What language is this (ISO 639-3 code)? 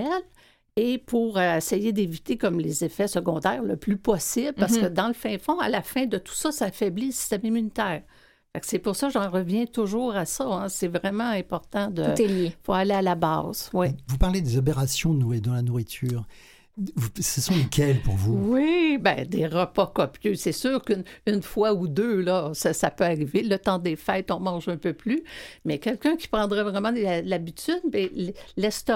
fra